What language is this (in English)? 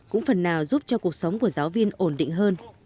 Vietnamese